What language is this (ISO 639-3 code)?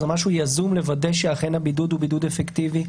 heb